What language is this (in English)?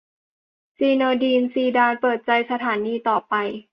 Thai